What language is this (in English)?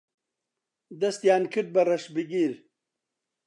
Central Kurdish